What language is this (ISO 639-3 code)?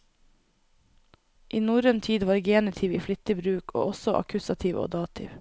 nor